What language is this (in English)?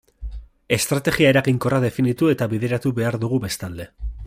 Basque